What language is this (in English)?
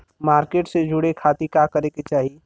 Bhojpuri